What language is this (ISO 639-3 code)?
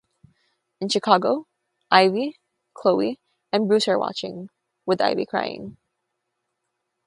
eng